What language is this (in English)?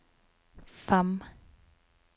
Norwegian